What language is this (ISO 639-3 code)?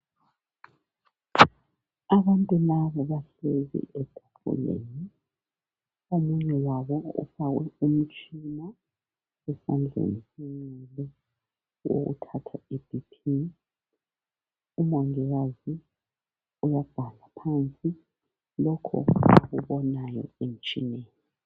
nde